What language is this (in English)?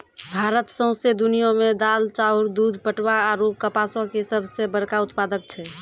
Maithili